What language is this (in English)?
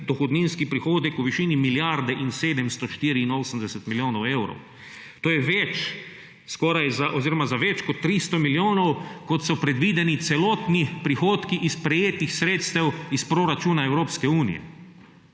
Slovenian